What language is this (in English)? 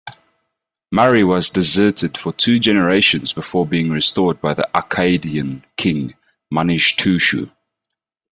English